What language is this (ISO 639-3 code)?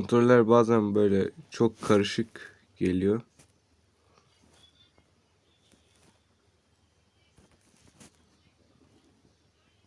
tur